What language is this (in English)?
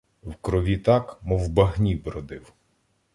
Ukrainian